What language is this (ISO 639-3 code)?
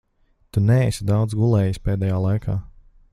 lav